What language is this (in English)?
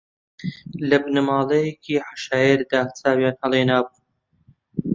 Central Kurdish